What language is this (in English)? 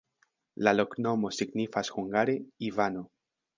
Esperanto